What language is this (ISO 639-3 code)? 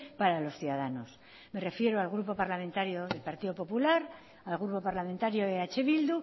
spa